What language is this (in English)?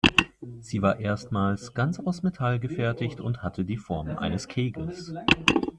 German